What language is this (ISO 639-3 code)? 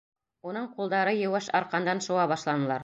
bak